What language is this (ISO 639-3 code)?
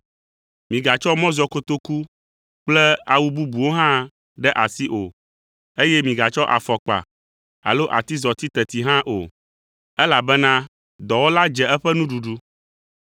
ewe